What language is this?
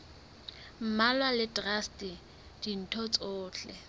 Southern Sotho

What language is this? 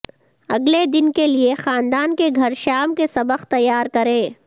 Urdu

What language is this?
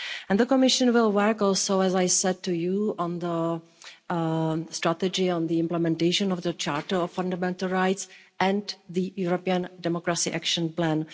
English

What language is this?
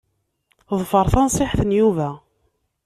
Kabyle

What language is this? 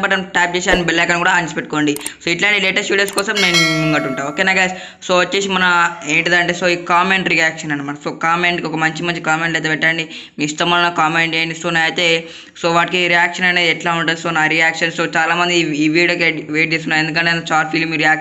Indonesian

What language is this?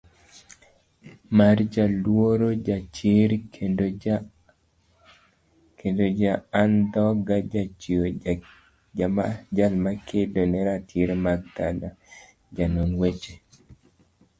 Luo (Kenya and Tanzania)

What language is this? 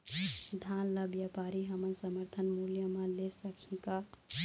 Chhattisgarhi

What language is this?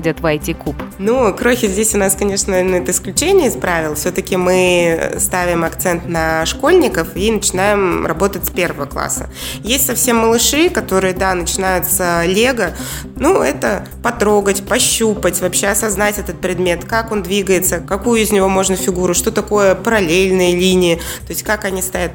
Russian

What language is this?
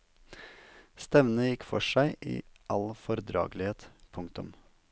Norwegian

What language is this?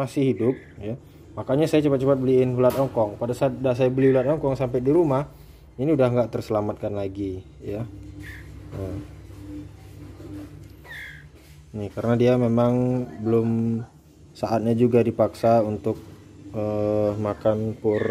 Indonesian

